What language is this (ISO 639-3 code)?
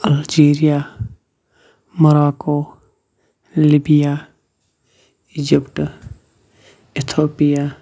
kas